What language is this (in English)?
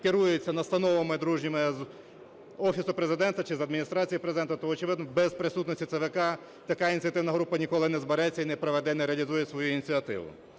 Ukrainian